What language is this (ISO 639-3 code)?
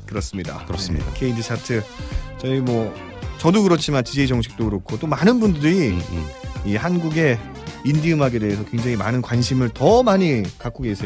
kor